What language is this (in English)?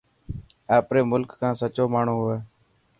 Dhatki